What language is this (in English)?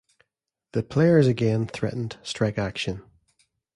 English